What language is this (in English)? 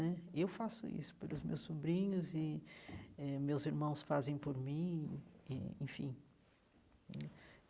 Portuguese